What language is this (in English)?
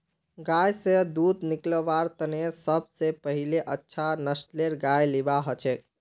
Magahi